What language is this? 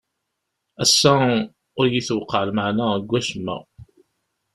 Kabyle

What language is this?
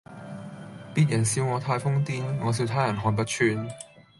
Cantonese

